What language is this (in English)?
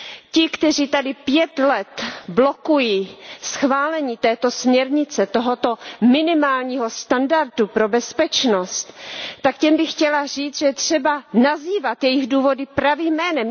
Czech